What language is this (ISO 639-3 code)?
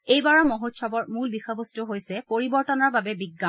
asm